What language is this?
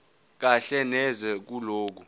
Zulu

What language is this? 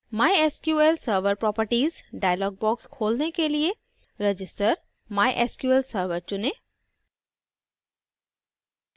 Hindi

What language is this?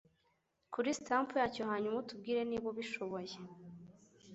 Kinyarwanda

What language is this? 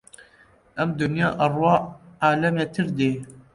Central Kurdish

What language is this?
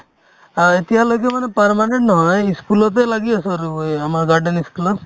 Assamese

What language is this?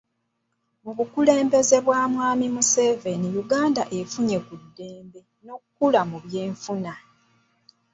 Ganda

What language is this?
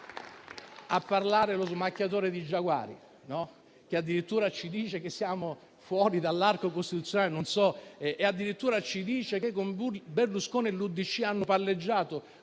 Italian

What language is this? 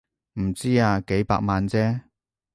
Cantonese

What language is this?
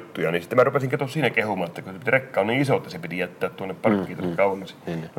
Finnish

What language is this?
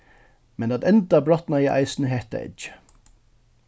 Faroese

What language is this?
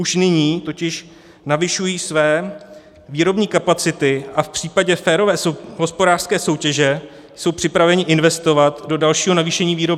Czech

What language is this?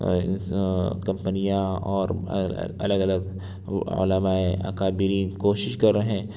Urdu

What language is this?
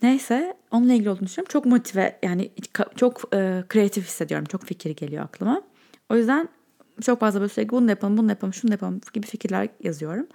Turkish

